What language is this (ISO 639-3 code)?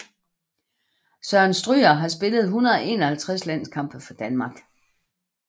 dan